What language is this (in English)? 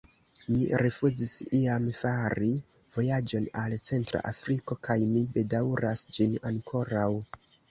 Esperanto